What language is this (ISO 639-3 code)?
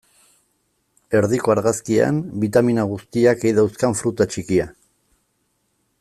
eus